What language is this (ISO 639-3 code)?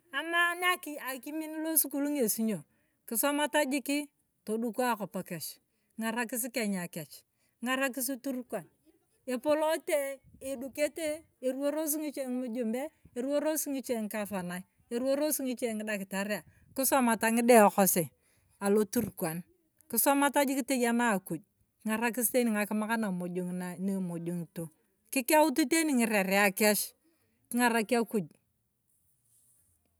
tuv